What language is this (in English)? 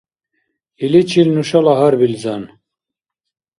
Dargwa